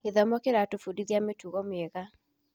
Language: Kikuyu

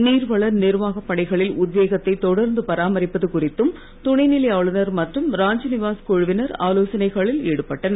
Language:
Tamil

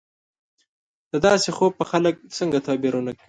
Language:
Pashto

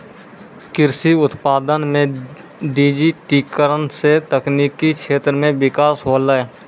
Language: Maithili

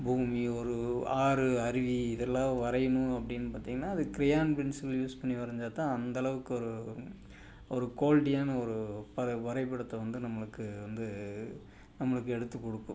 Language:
Tamil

